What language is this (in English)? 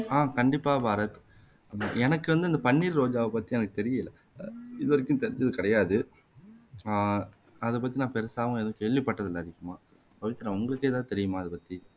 Tamil